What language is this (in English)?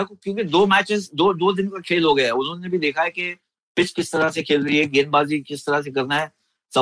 Hindi